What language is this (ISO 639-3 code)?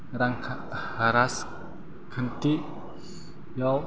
brx